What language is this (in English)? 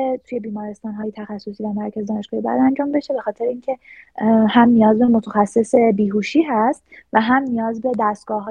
Persian